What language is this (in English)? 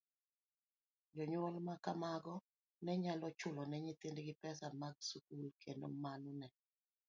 Luo (Kenya and Tanzania)